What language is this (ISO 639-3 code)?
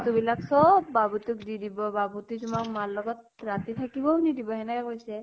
asm